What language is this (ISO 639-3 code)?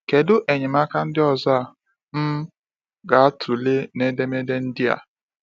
ibo